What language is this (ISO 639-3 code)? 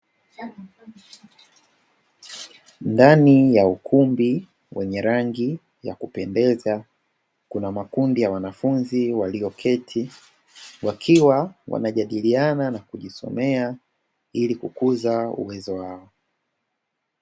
swa